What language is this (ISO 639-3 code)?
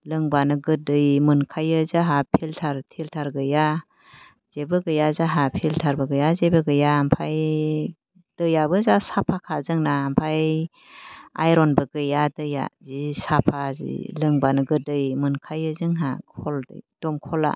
brx